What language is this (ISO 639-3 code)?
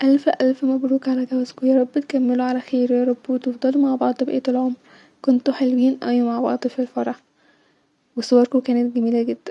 arz